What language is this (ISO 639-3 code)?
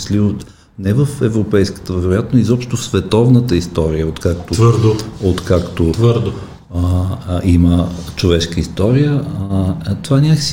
bul